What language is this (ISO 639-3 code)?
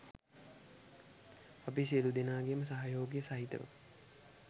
sin